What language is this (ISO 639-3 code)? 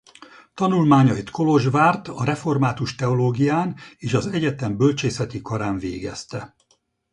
hun